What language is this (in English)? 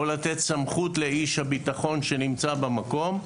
Hebrew